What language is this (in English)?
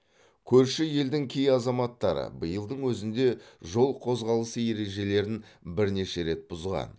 Kazakh